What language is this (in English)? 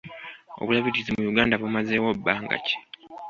Ganda